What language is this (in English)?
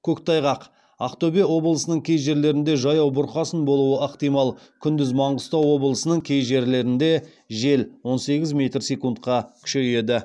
Kazakh